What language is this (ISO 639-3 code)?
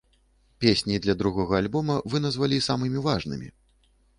bel